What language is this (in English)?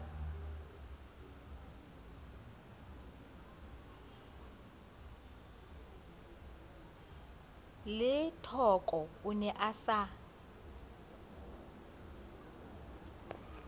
Southern Sotho